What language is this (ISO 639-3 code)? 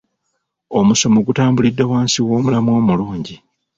lug